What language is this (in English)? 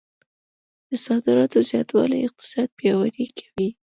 Pashto